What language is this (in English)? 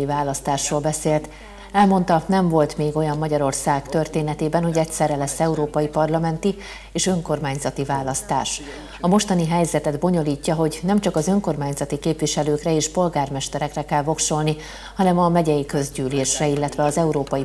Hungarian